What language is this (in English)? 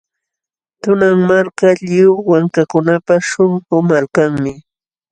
Jauja Wanca Quechua